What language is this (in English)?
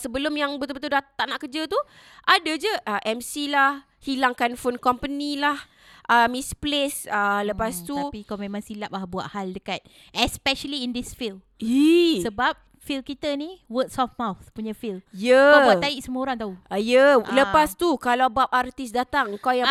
Malay